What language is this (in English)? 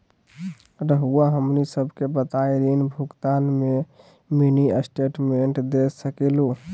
Magahi